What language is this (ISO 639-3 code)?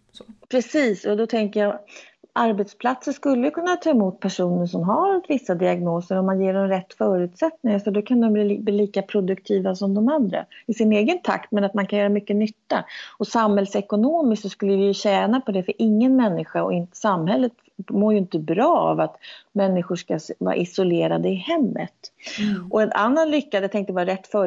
swe